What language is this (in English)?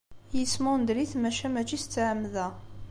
Kabyle